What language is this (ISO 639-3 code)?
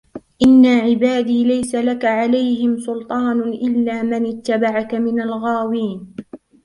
ara